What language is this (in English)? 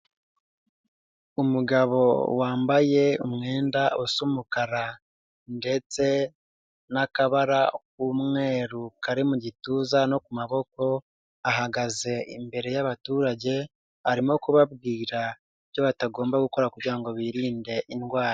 Kinyarwanda